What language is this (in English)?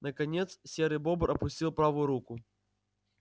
Russian